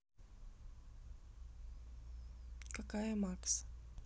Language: Russian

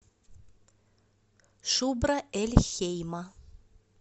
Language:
Russian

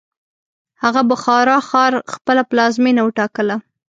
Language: Pashto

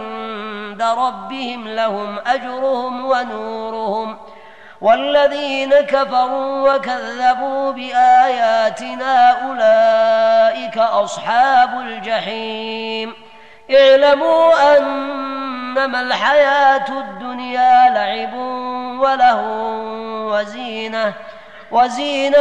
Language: Arabic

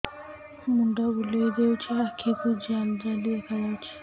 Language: Odia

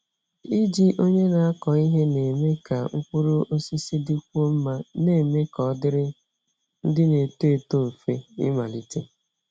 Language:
Igbo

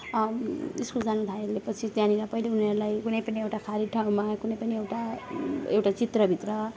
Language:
Nepali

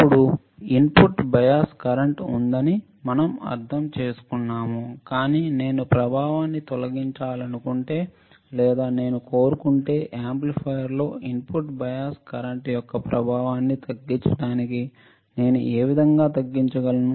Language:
Telugu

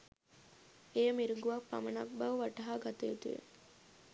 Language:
Sinhala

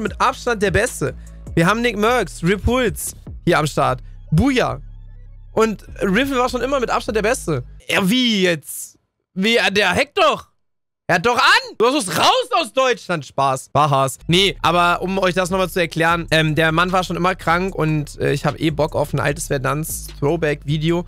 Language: German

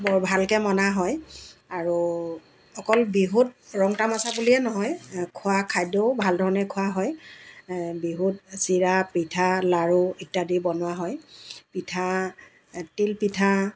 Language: Assamese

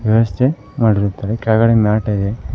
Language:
Kannada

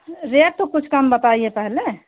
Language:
Hindi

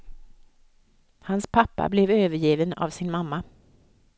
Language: Swedish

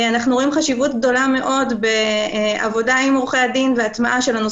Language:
Hebrew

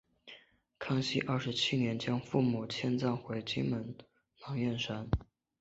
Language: Chinese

